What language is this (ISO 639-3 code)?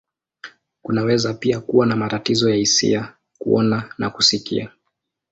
swa